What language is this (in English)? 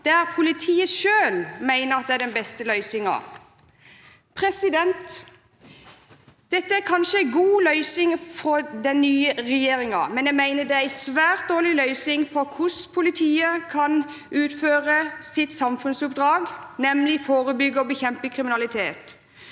Norwegian